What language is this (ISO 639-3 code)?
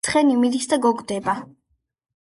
kat